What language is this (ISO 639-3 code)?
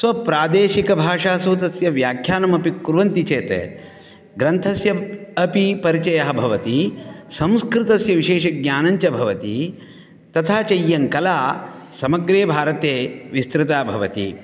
san